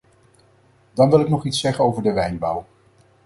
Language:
Dutch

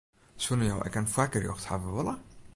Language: Western Frisian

